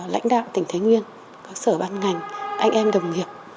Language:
Vietnamese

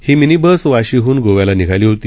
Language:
Marathi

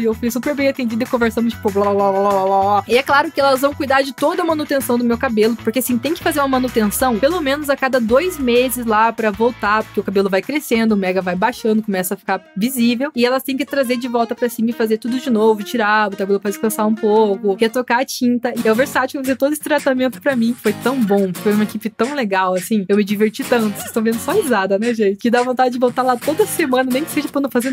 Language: Portuguese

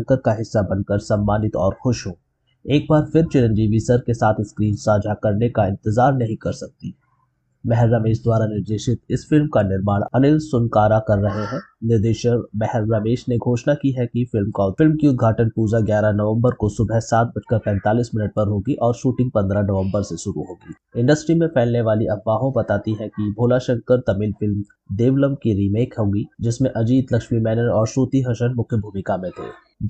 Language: Hindi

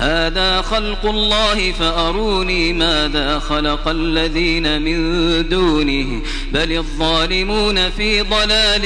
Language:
Arabic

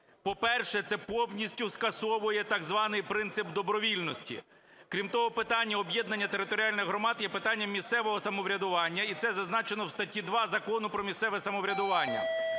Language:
Ukrainian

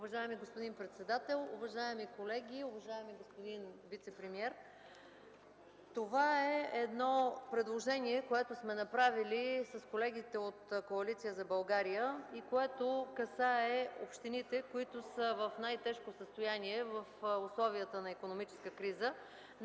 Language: Bulgarian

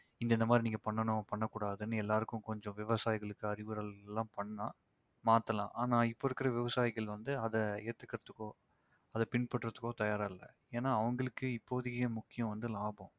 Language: Tamil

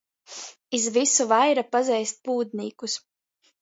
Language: Latgalian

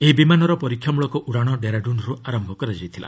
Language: Odia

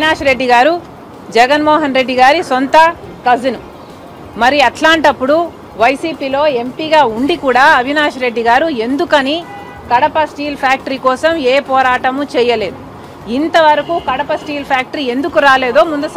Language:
Telugu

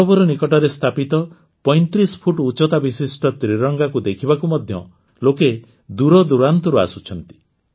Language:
Odia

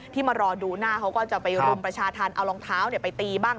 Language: Thai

